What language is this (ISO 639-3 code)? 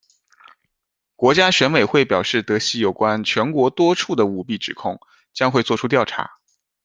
zho